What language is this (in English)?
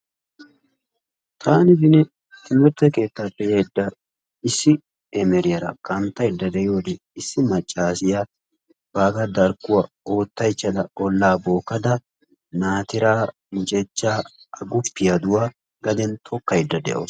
Wolaytta